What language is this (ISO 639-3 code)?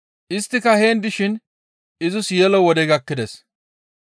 gmv